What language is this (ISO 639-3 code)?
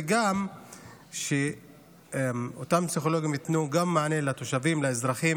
heb